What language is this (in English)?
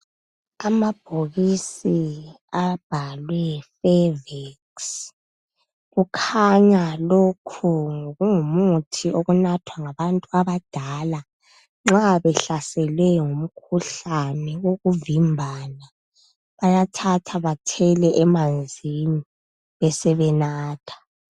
North Ndebele